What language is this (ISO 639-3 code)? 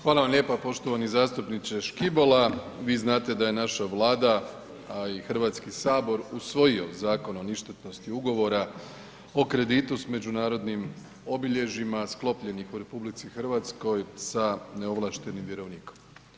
hrv